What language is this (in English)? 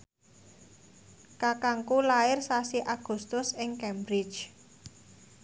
Javanese